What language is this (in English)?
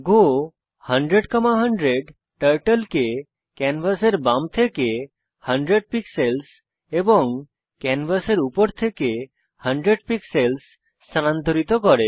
Bangla